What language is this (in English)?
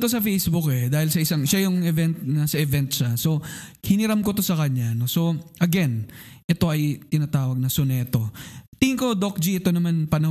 Filipino